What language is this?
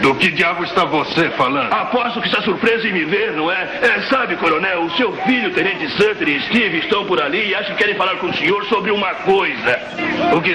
Portuguese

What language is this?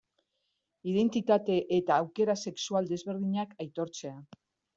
Basque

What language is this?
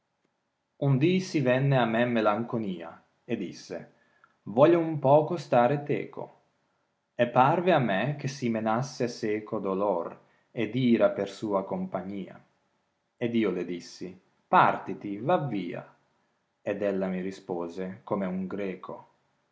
Italian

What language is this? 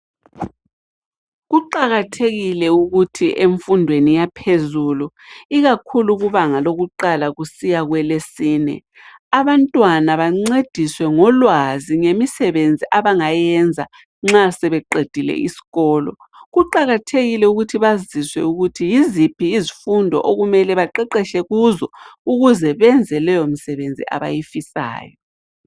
North Ndebele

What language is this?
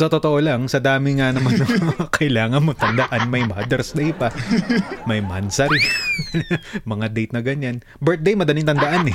Filipino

